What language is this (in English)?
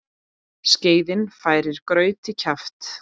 Icelandic